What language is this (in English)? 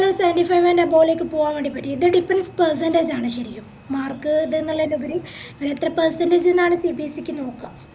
Malayalam